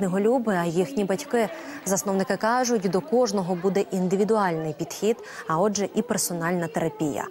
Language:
Ukrainian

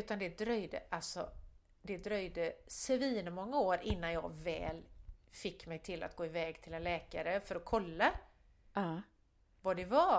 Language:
Swedish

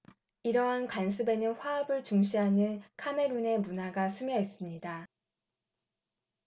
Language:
Korean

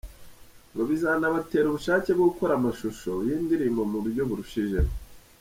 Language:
Kinyarwanda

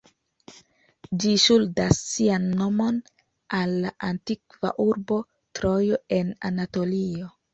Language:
Esperanto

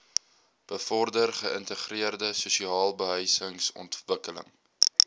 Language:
Afrikaans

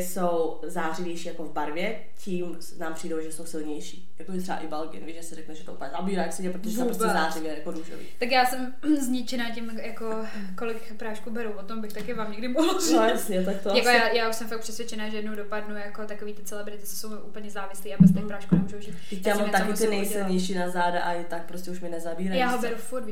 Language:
Czech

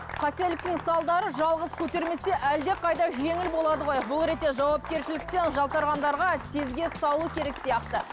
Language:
Kazakh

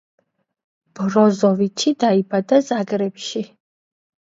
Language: Georgian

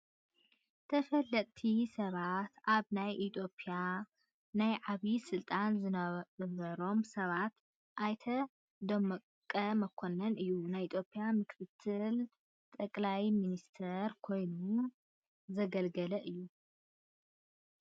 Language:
Tigrinya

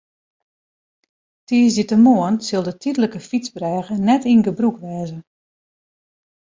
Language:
Western Frisian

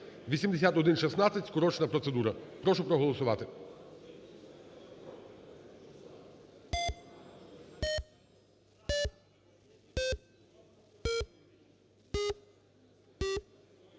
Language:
Ukrainian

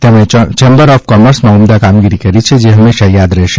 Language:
Gujarati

